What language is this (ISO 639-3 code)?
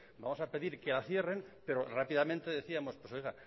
spa